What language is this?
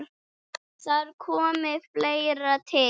Icelandic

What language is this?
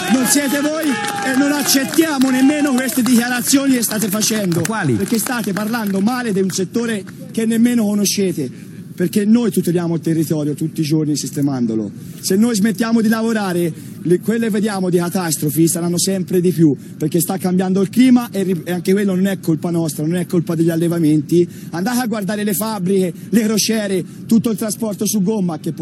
Italian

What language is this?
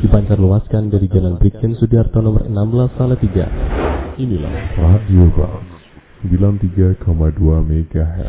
Malay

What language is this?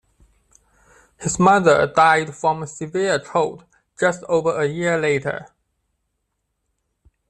English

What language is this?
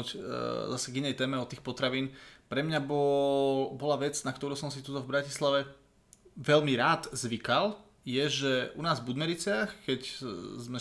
Slovak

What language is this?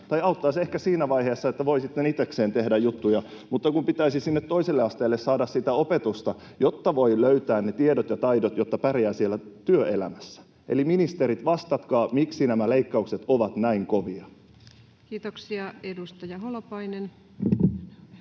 Finnish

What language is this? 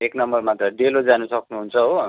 Nepali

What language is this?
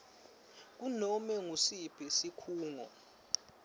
Swati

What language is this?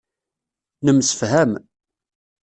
Kabyle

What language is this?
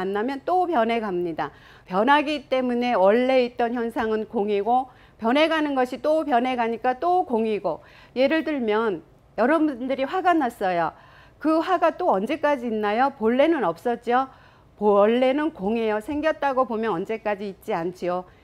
Korean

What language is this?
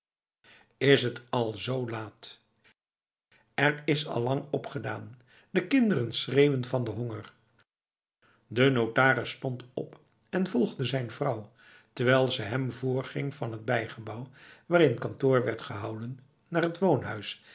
Dutch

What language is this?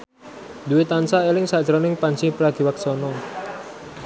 Javanese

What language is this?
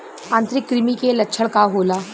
Bhojpuri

